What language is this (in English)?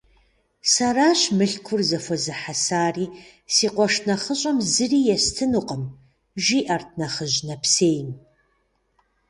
Kabardian